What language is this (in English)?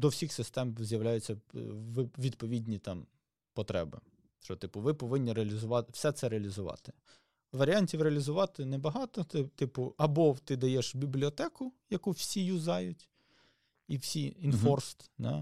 Ukrainian